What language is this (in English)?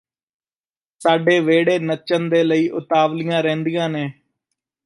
Punjabi